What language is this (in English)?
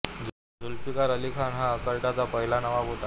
Marathi